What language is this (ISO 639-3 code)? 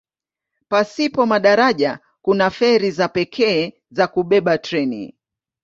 swa